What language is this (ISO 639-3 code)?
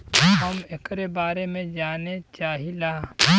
bho